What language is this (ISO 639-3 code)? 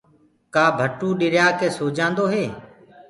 ggg